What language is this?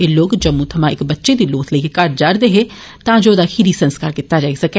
Dogri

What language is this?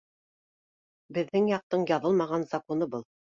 Bashkir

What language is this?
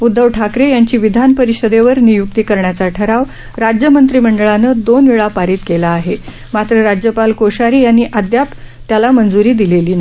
Marathi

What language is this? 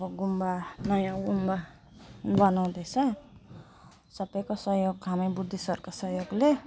Nepali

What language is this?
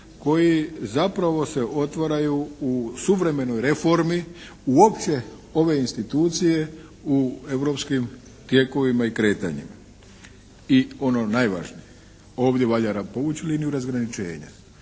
Croatian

